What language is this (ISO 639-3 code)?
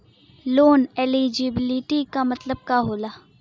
bho